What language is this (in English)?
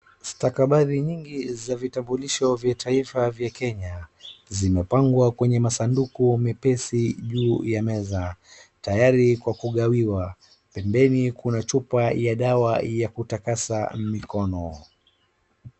Swahili